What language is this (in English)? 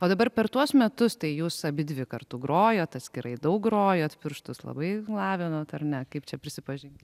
Lithuanian